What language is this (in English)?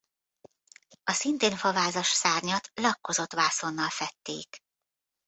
Hungarian